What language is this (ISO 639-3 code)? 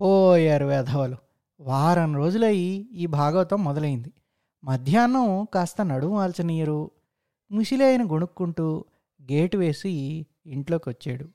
tel